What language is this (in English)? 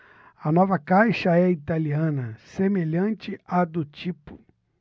Portuguese